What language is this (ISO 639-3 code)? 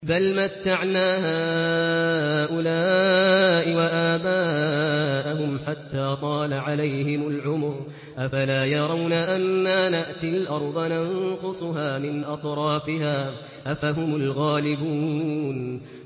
ara